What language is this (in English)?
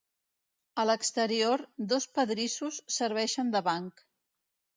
Catalan